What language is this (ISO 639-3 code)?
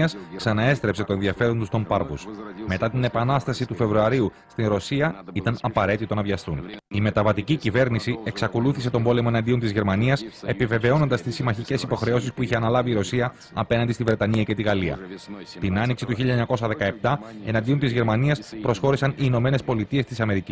ell